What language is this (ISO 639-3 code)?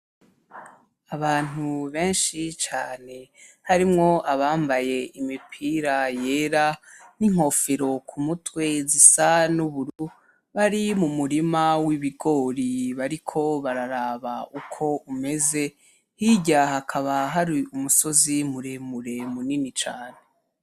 run